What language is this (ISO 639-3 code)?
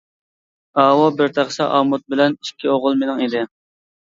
uig